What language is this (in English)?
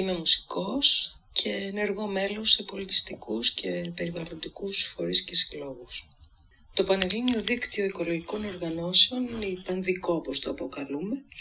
Greek